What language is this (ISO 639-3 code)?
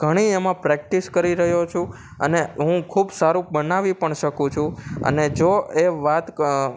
guj